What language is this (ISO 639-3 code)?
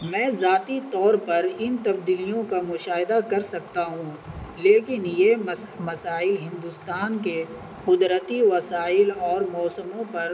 urd